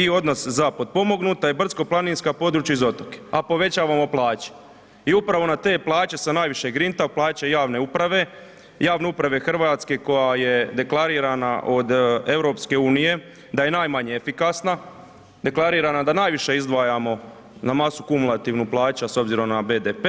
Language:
Croatian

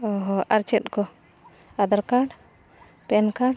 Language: Santali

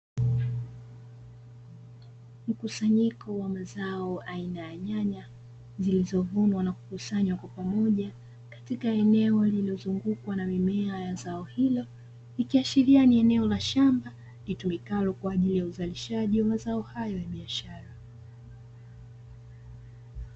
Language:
Swahili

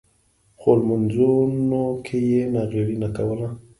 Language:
Pashto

